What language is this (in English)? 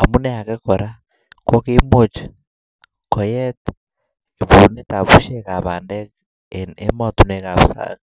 Kalenjin